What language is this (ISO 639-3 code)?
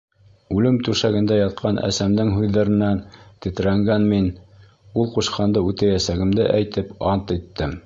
bak